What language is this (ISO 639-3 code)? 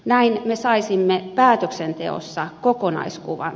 fin